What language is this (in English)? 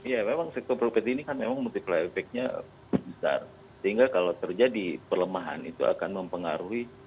Indonesian